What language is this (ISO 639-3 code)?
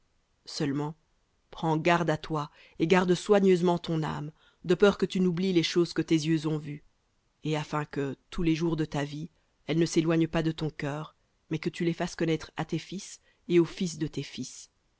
fra